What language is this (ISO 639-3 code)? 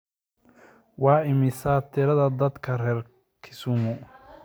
som